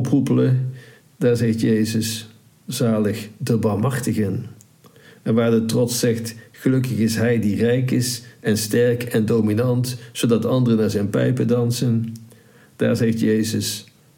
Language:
Dutch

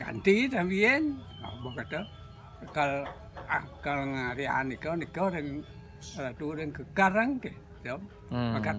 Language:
Indonesian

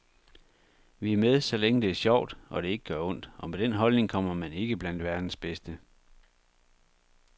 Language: Danish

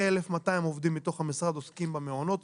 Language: Hebrew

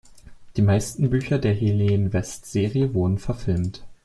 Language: German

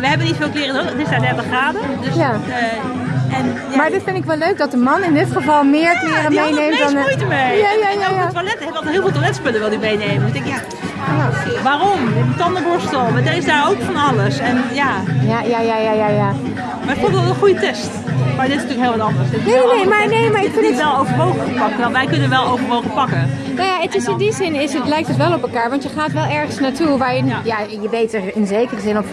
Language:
Dutch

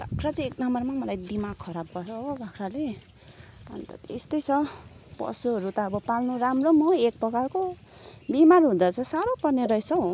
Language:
Nepali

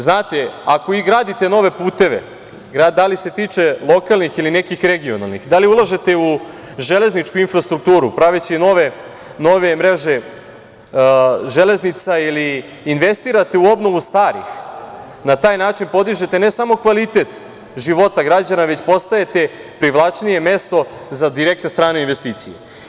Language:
Serbian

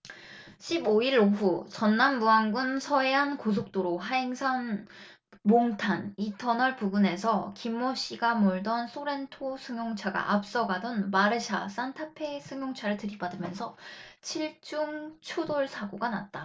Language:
Korean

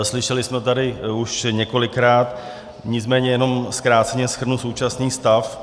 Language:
Czech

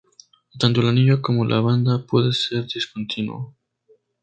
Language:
Spanish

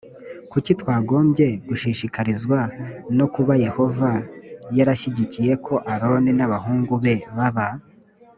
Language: Kinyarwanda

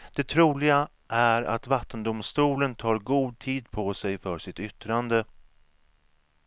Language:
Swedish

